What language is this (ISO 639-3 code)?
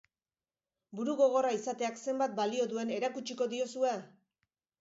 eus